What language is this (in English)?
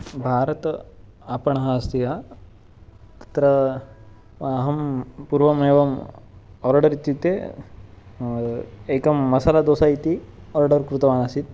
Sanskrit